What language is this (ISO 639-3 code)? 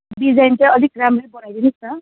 nep